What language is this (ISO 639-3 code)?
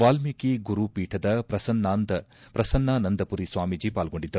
kan